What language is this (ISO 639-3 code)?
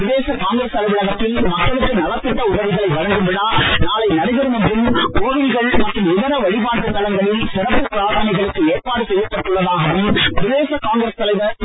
tam